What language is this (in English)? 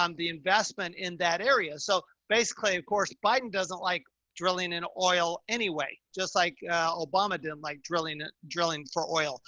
English